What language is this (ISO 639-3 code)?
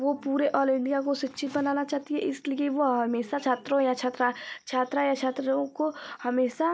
hin